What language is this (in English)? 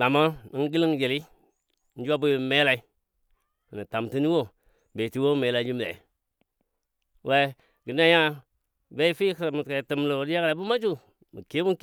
Dadiya